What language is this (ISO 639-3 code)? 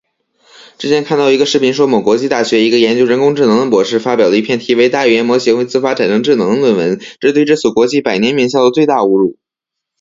zho